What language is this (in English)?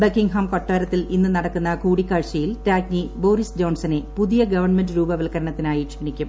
Malayalam